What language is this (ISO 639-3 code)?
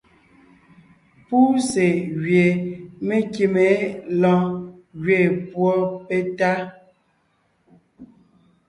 nnh